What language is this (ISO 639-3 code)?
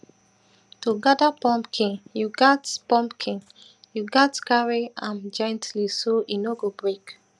pcm